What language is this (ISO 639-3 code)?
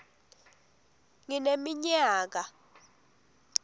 ssw